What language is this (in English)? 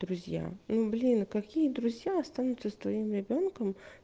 Russian